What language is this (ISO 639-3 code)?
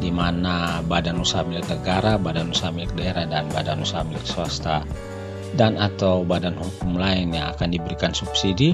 ind